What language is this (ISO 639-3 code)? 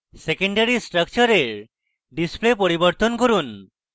ben